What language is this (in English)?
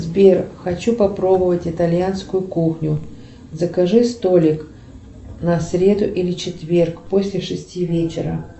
Russian